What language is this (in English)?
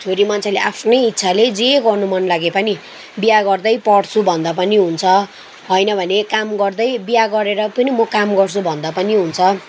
Nepali